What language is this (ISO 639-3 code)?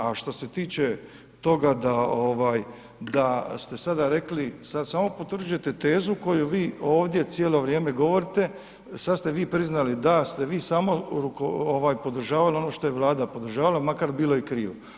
hrv